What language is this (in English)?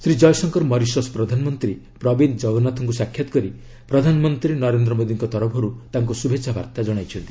Odia